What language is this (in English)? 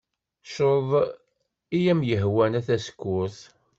Kabyle